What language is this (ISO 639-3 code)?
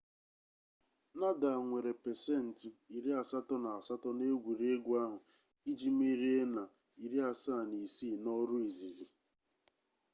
ibo